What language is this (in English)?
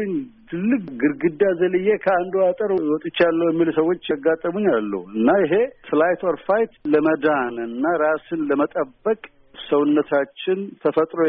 Amharic